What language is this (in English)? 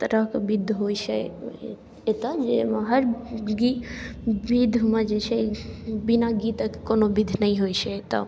Maithili